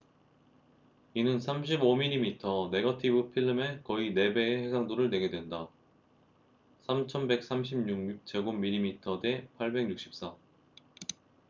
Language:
Korean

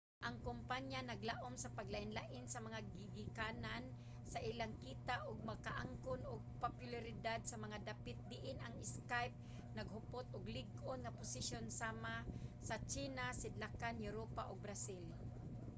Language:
Cebuano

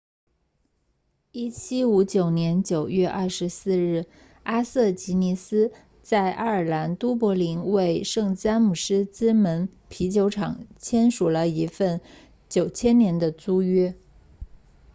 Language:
Chinese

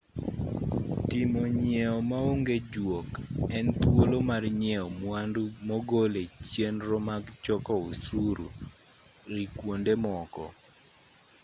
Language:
Luo (Kenya and Tanzania)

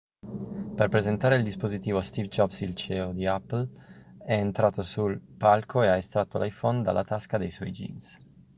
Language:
Italian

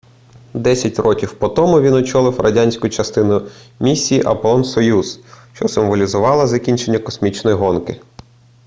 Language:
Ukrainian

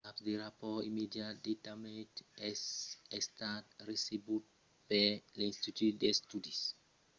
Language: Occitan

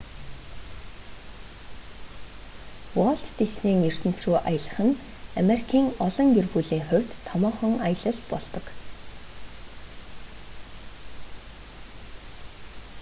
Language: Mongolian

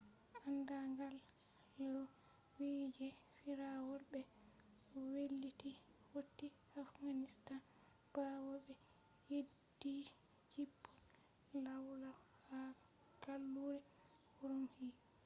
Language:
Fula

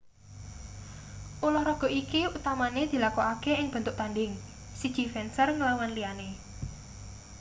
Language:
Javanese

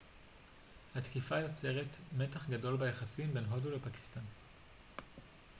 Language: Hebrew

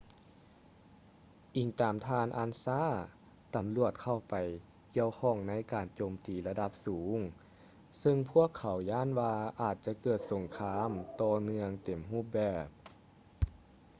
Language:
Lao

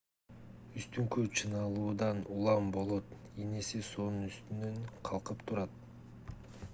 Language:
Kyrgyz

